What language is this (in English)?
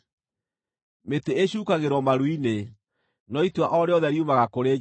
Kikuyu